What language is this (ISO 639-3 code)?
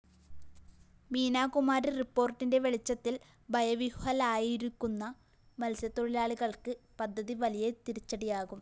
mal